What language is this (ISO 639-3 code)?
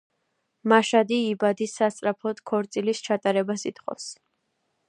kat